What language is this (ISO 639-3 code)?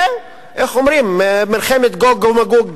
heb